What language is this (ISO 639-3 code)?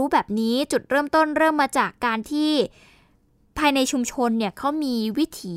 tha